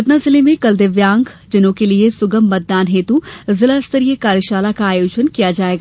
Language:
Hindi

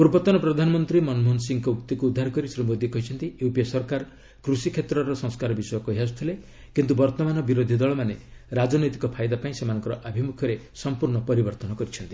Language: Odia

